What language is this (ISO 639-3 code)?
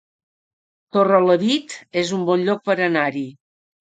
cat